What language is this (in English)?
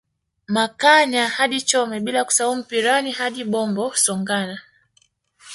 Swahili